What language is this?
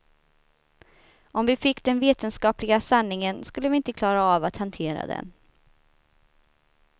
Swedish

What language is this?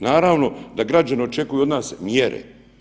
Croatian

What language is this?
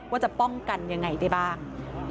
Thai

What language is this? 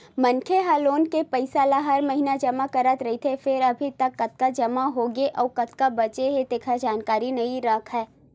Chhattisgarhi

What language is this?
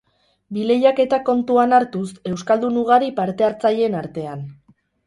Basque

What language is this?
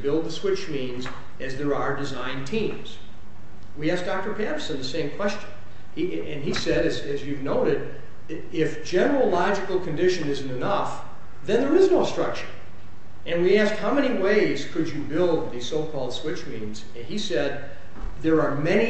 English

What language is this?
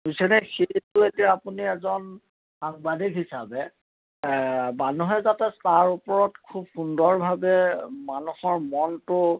Assamese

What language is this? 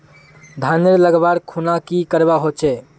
Magahi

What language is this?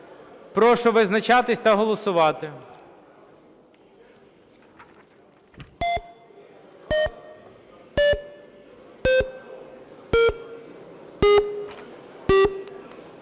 Ukrainian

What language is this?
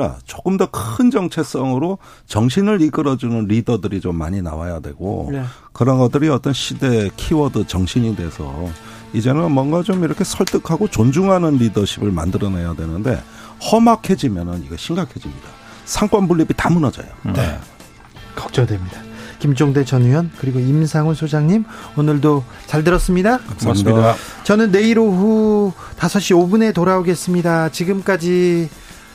Korean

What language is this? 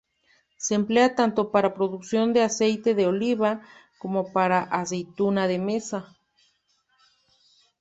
Spanish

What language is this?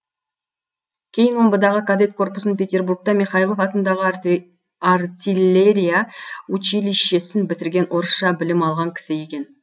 Kazakh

